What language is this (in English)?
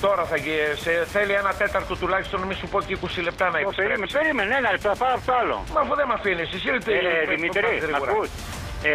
Greek